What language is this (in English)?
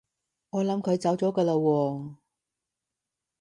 Cantonese